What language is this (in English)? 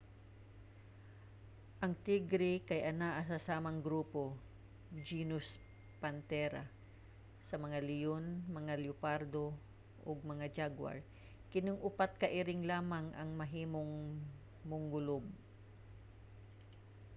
Cebuano